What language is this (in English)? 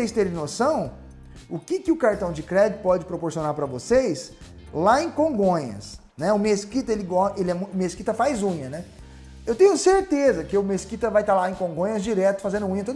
Portuguese